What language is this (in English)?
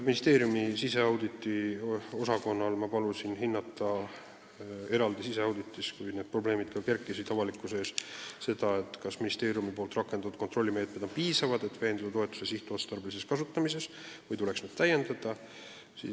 Estonian